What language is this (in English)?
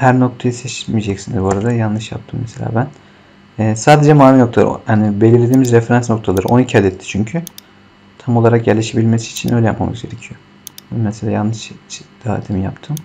Turkish